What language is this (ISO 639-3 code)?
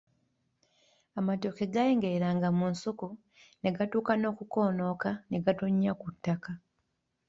lug